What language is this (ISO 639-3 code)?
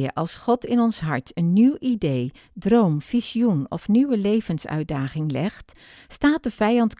nld